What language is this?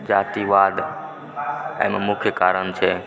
Maithili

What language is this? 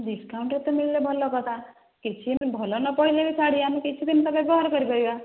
Odia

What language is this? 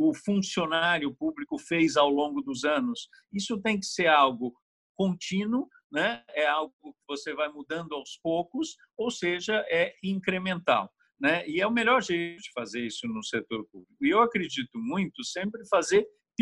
Portuguese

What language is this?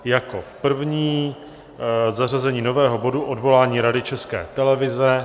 Czech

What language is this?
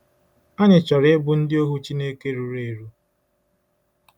Igbo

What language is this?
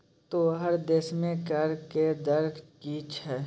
Maithili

